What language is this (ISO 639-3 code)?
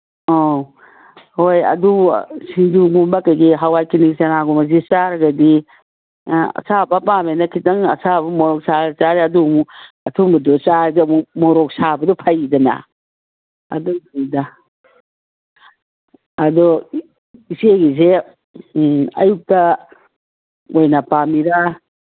mni